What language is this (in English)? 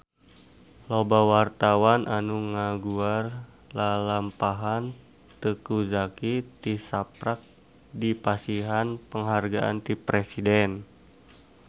Sundanese